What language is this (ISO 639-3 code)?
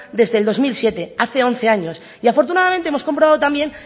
spa